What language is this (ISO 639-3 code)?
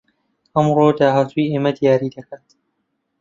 ckb